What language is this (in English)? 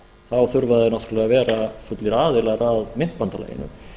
Icelandic